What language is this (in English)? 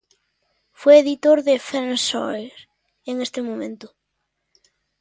Spanish